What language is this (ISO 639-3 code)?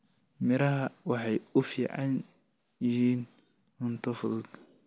som